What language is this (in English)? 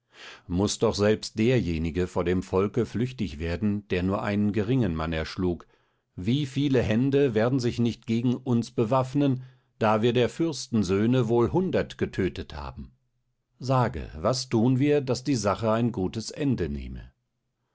German